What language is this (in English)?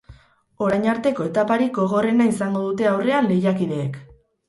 Basque